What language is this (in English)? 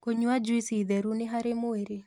Kikuyu